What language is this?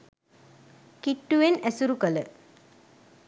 Sinhala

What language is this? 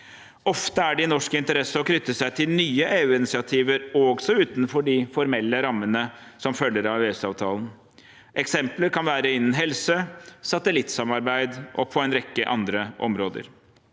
Norwegian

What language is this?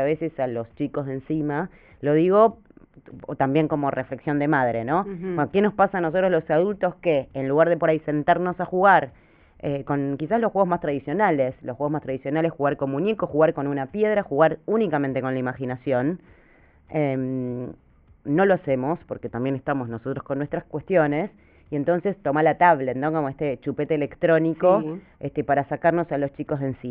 Spanish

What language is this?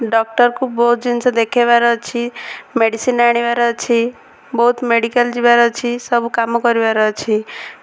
Odia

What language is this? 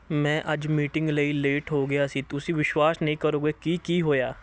Punjabi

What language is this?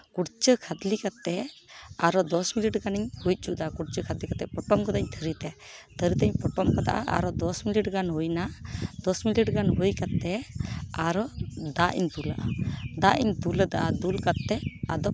Santali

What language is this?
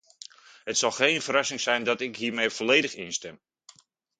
Dutch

